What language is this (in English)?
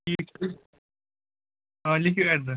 Kashmiri